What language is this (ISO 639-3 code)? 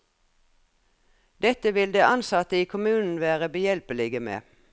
nor